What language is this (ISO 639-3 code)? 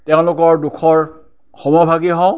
asm